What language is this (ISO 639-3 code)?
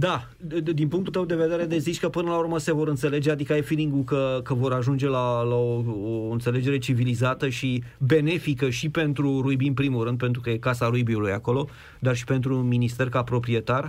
ron